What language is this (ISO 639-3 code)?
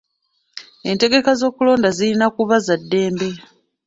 lug